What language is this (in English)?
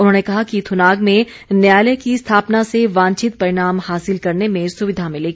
Hindi